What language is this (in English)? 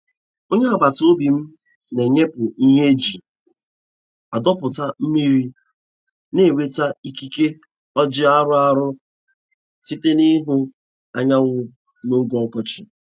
Igbo